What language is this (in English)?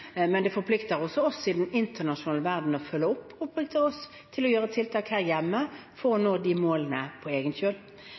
Norwegian Bokmål